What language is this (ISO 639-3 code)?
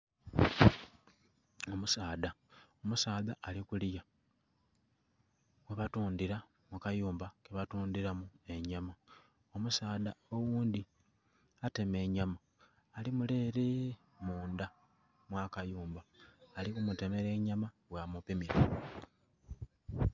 xog